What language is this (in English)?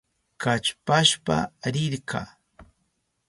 Southern Pastaza Quechua